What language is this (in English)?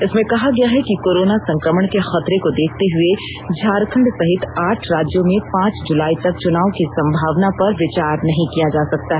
Hindi